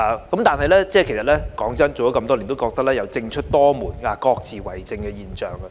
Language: Cantonese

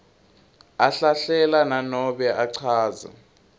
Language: Swati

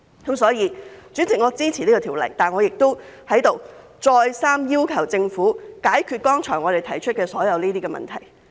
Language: Cantonese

